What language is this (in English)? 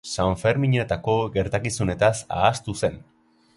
Basque